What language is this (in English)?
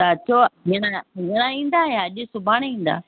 Sindhi